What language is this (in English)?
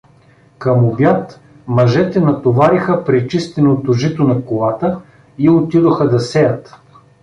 Bulgarian